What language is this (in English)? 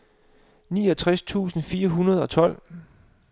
Danish